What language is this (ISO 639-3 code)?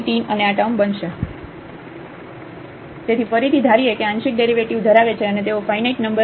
guj